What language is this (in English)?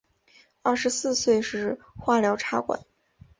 Chinese